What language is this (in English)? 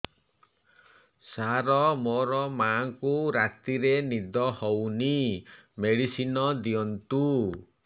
Odia